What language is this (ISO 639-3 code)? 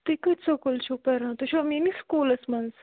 kas